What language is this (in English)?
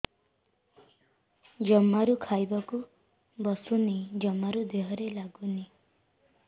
Odia